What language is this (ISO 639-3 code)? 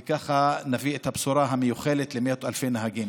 heb